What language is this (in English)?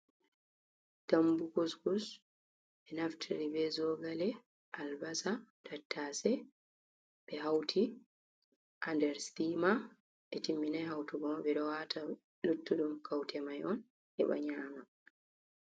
Fula